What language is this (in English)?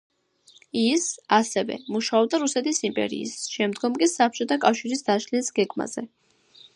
Georgian